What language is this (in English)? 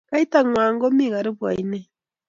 Kalenjin